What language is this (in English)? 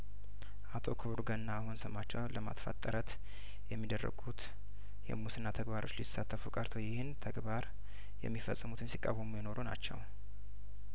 Amharic